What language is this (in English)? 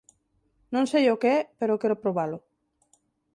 Galician